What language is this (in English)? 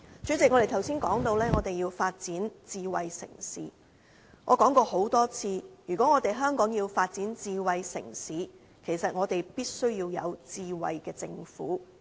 Cantonese